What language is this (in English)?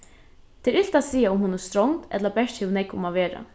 Faroese